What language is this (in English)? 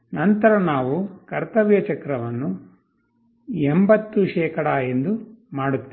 Kannada